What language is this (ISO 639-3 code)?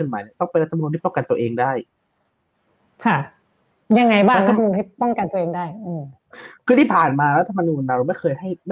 tha